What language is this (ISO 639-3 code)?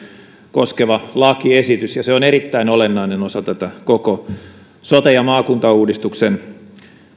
fin